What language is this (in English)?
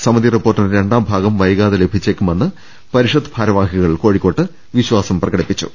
Malayalam